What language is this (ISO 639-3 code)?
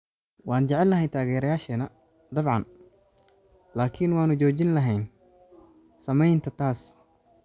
som